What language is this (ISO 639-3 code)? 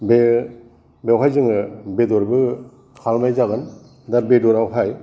brx